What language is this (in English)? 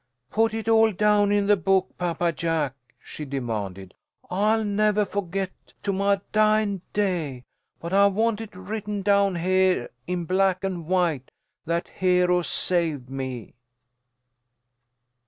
English